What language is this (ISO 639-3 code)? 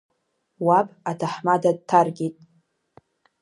abk